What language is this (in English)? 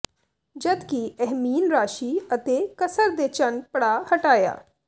Punjabi